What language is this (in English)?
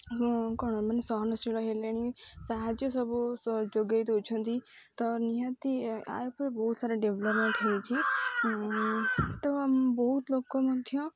Odia